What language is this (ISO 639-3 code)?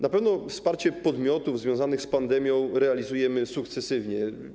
pol